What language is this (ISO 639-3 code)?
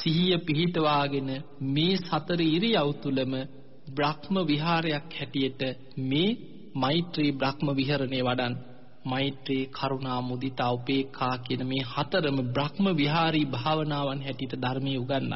ron